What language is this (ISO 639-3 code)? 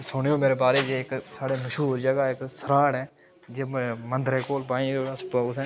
doi